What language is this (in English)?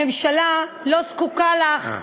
Hebrew